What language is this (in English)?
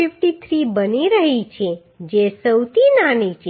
Gujarati